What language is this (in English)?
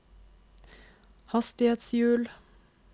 Norwegian